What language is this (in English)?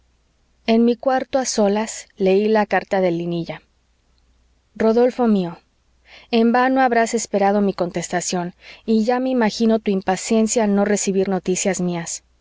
Spanish